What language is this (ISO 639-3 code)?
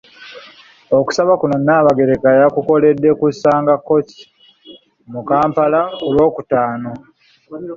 lug